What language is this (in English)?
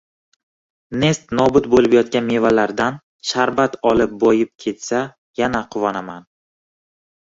Uzbek